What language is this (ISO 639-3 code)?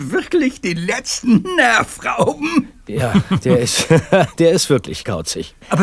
deu